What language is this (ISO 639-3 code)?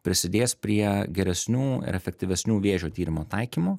lit